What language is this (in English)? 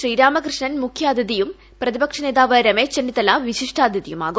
Malayalam